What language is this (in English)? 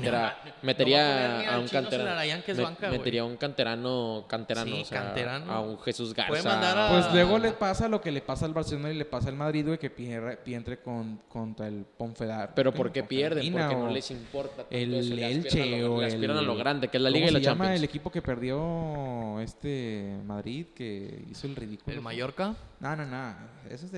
Spanish